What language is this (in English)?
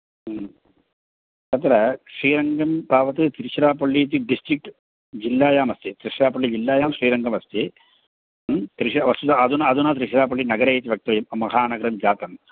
Sanskrit